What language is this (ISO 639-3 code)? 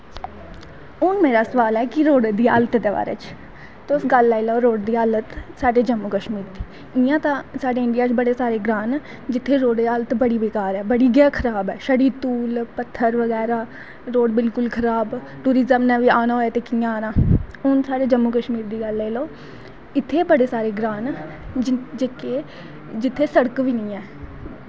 doi